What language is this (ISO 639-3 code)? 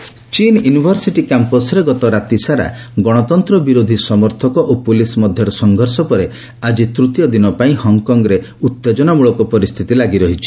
ori